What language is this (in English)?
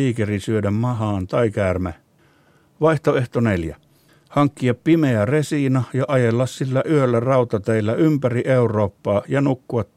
Finnish